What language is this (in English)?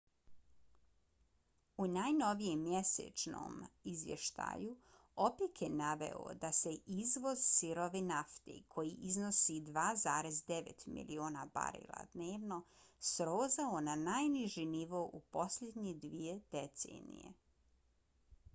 Bosnian